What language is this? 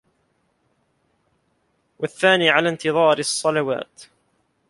Arabic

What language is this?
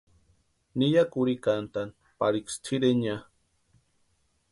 Western Highland Purepecha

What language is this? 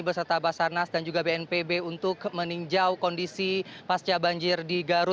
Indonesian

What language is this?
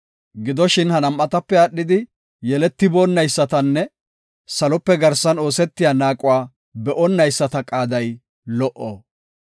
Gofa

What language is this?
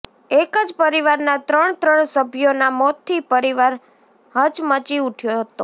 Gujarati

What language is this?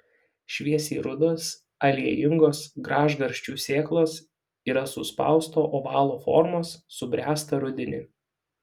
Lithuanian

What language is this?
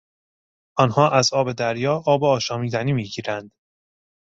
Persian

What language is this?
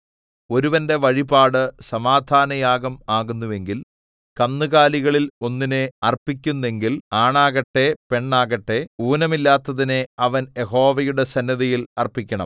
Malayalam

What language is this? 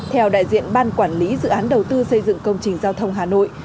Vietnamese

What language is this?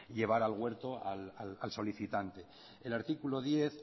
Spanish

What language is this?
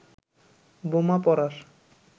Bangla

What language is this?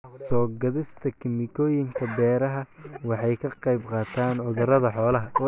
Somali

